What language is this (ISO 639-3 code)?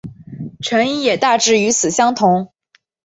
zho